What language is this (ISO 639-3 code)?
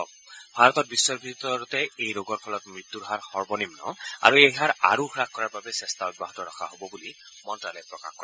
asm